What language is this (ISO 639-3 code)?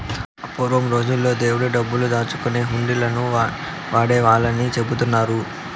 tel